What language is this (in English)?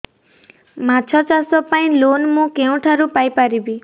Odia